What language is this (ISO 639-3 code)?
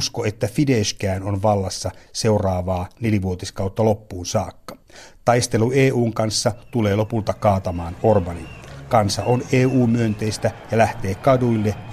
fin